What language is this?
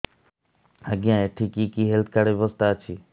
Odia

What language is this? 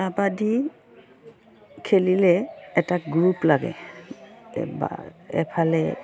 Assamese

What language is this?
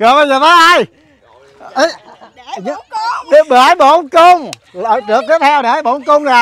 Vietnamese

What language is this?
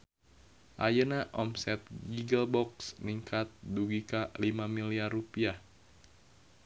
Sundanese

